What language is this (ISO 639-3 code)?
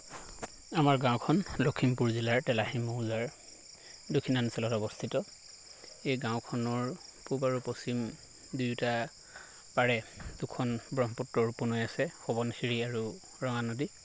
asm